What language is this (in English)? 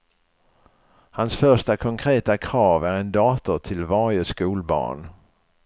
Swedish